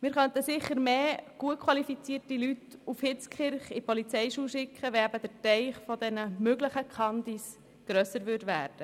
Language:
Swiss German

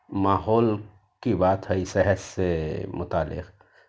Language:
Urdu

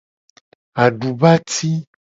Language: Gen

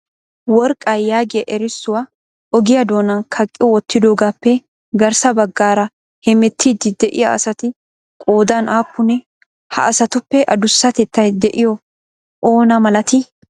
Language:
Wolaytta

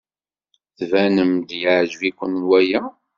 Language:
Kabyle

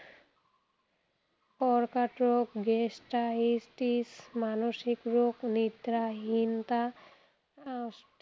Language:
Assamese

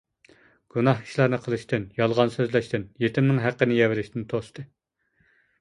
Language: Uyghur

